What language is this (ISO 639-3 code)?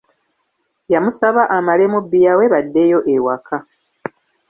lug